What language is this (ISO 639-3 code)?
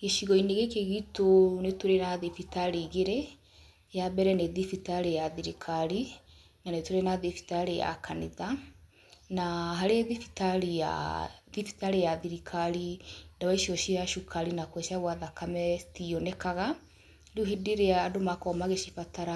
kik